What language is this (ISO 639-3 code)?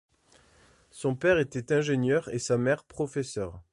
fra